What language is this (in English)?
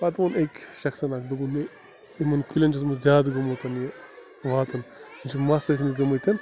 Kashmiri